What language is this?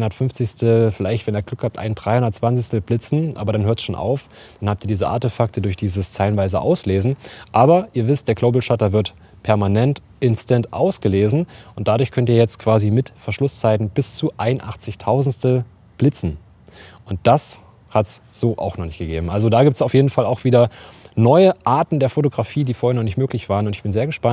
German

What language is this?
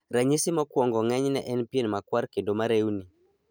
Luo (Kenya and Tanzania)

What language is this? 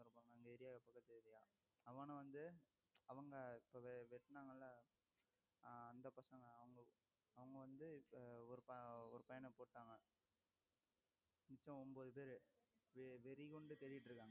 Tamil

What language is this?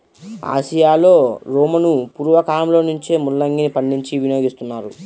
Telugu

